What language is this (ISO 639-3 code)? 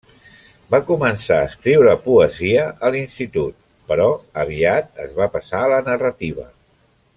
cat